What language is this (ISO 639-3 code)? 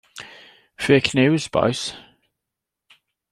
cym